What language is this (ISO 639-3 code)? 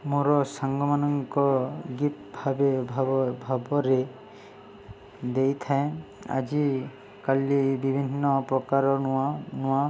ori